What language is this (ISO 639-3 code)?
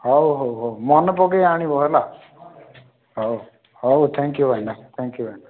ori